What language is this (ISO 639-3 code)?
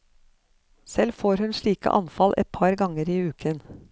nor